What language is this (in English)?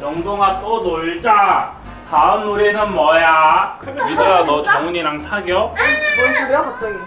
Korean